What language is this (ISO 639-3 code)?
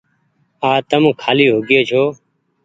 gig